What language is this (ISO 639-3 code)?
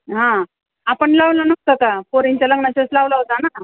mar